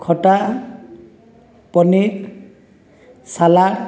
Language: Odia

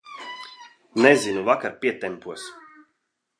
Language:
Latvian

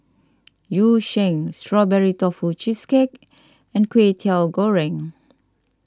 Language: English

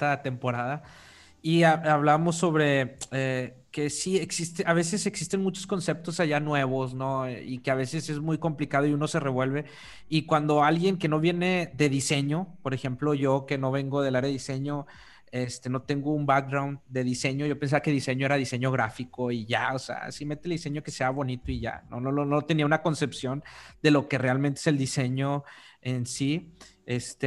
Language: Spanish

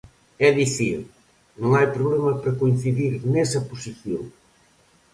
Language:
Galician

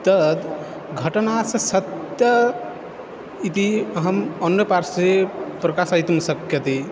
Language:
Sanskrit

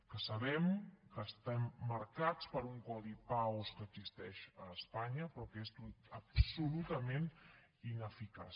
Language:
Catalan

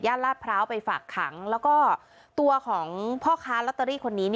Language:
Thai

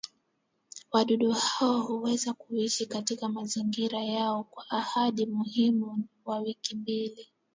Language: Swahili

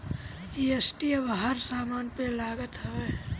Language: Bhojpuri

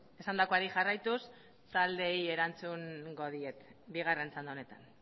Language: Basque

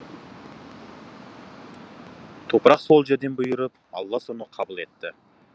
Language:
Kazakh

